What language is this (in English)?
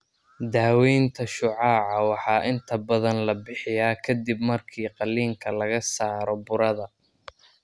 Somali